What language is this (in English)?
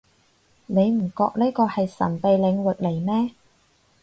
Cantonese